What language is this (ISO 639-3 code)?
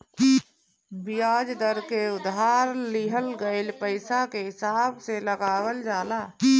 bho